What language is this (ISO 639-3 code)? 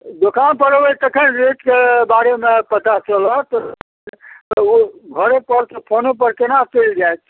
mai